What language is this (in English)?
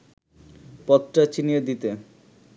Bangla